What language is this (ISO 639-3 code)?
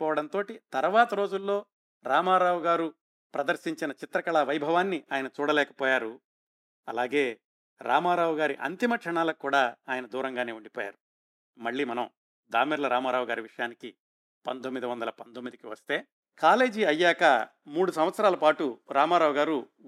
tel